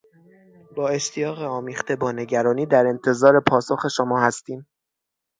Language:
Persian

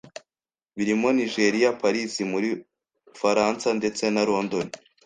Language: Kinyarwanda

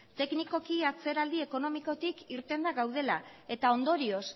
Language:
Basque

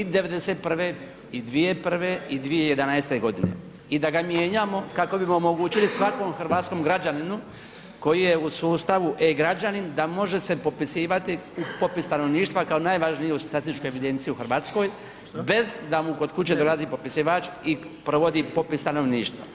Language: Croatian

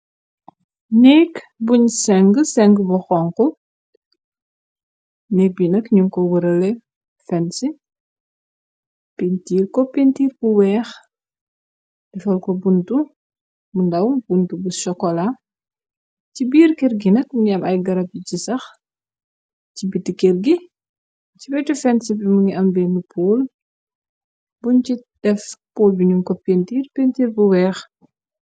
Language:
Wolof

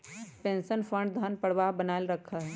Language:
Magahi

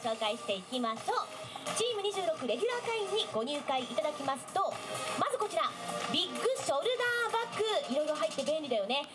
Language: Japanese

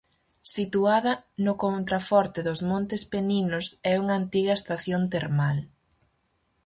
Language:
Galician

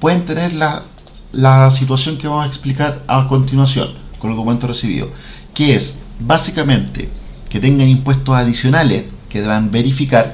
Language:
Spanish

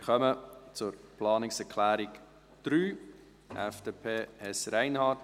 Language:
Swiss German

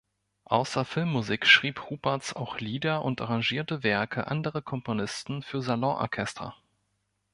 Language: German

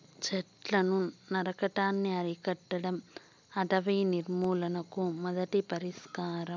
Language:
Telugu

